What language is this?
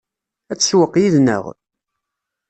Kabyle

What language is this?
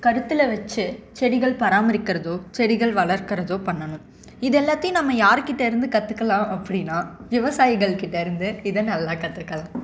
Tamil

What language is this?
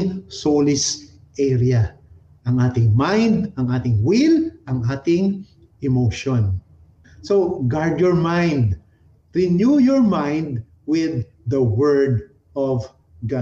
Filipino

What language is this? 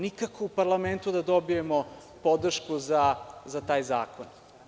Serbian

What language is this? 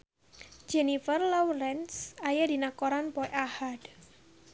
Sundanese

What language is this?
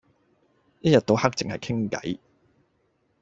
Cantonese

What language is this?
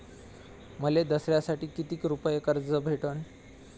Marathi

